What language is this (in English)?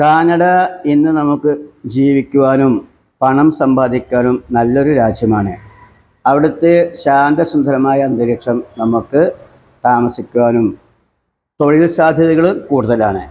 Malayalam